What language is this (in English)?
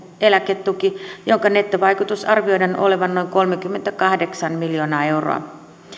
Finnish